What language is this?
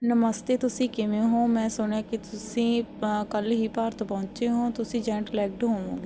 Punjabi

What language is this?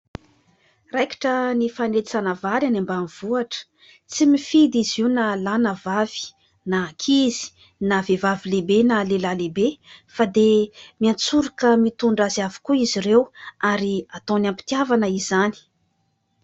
Malagasy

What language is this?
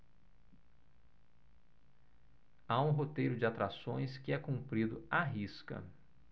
Portuguese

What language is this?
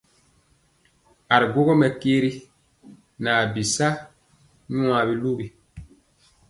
Mpiemo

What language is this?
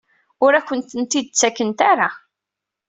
Kabyle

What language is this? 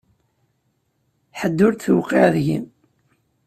Kabyle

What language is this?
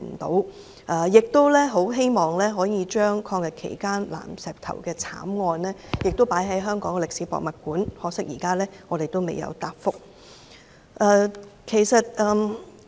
Cantonese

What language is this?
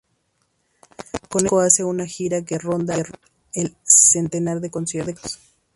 Spanish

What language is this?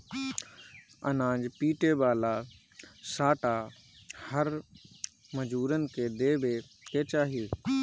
Bhojpuri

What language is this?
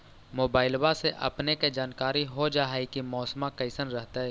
Magahi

